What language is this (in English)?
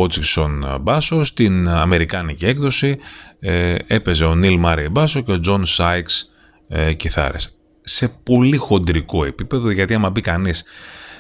Greek